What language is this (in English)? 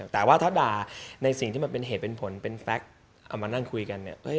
Thai